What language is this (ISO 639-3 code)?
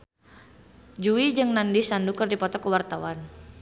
sun